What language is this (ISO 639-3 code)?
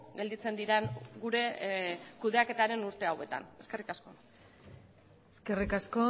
eus